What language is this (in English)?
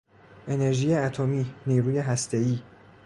Persian